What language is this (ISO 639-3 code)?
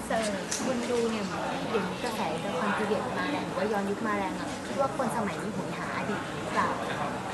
tha